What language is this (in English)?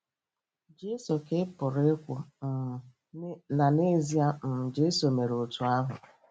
Igbo